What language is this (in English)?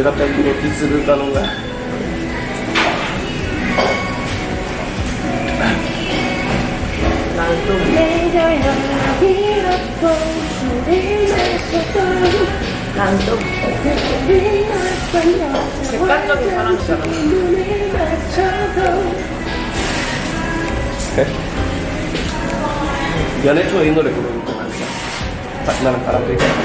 Korean